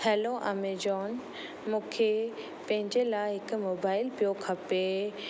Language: Sindhi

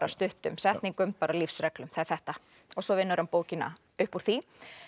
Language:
Icelandic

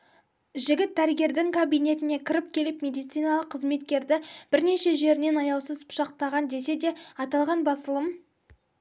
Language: Kazakh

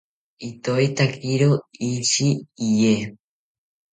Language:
South Ucayali Ashéninka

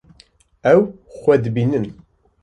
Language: Kurdish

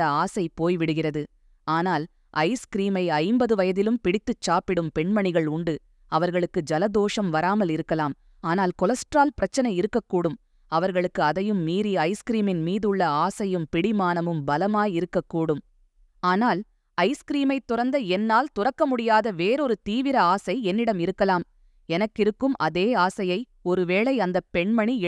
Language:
Tamil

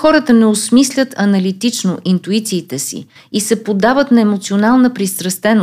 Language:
Bulgarian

